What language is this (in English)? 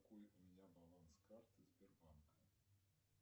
Russian